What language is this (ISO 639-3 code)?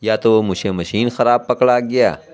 urd